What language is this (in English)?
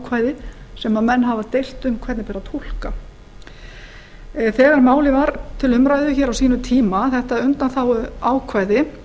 Icelandic